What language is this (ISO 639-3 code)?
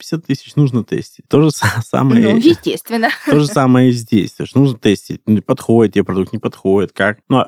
rus